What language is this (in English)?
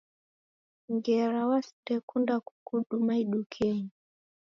Taita